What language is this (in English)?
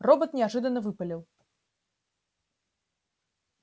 Russian